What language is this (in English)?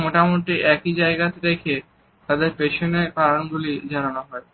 Bangla